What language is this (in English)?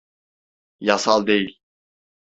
Turkish